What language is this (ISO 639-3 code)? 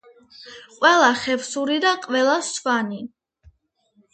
kat